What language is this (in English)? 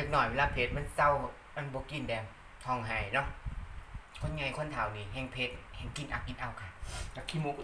Thai